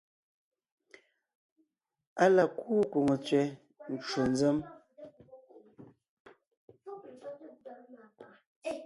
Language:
Ngiemboon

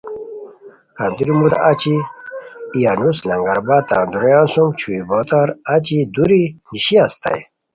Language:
Khowar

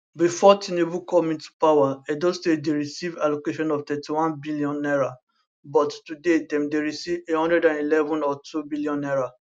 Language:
Nigerian Pidgin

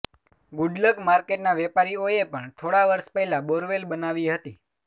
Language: Gujarati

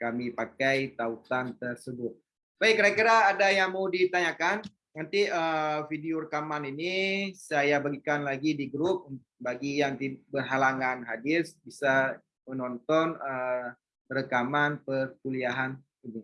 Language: Indonesian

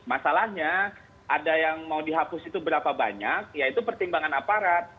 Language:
Indonesian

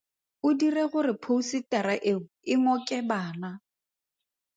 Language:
Tswana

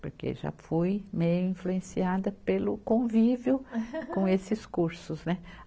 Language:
Portuguese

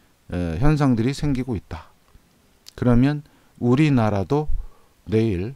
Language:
Korean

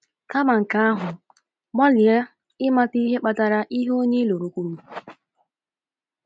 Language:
Igbo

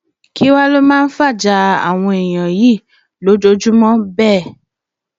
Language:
Yoruba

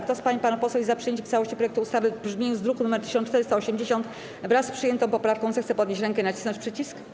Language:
Polish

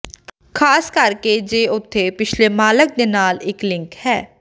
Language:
Punjabi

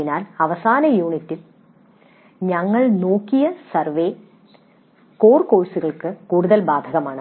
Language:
Malayalam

